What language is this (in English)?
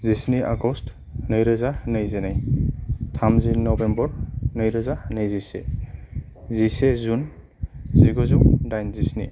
Bodo